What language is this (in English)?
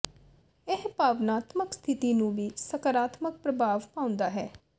Punjabi